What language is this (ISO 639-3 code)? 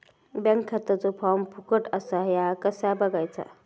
mar